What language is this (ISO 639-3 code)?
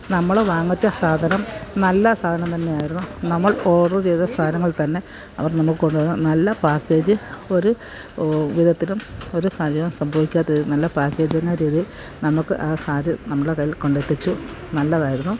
mal